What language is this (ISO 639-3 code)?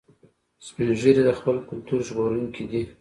pus